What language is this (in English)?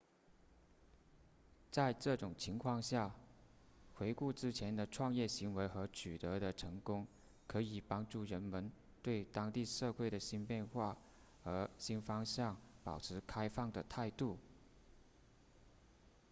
Chinese